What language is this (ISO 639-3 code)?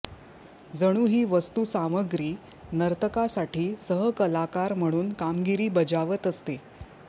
mar